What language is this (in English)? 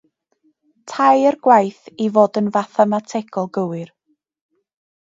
Welsh